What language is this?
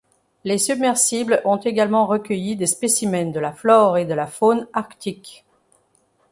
French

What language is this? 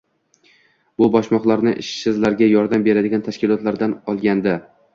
Uzbek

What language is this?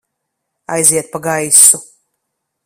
Latvian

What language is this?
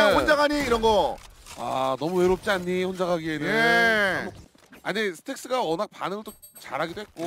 Korean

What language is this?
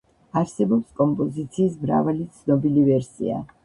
Georgian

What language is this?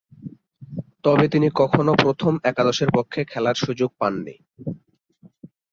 Bangla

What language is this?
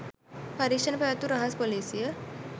Sinhala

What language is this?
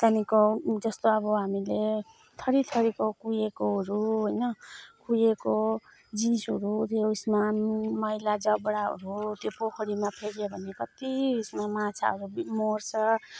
Nepali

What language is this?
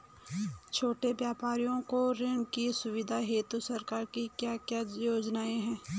Hindi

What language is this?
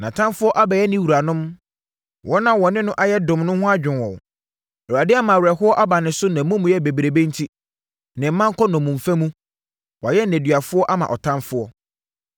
Akan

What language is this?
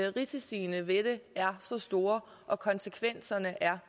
Danish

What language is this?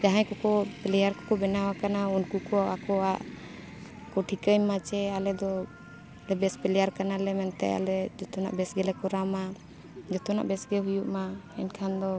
Santali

